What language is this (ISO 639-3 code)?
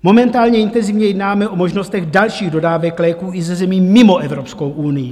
ces